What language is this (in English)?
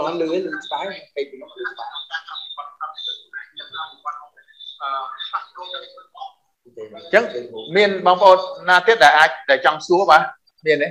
Vietnamese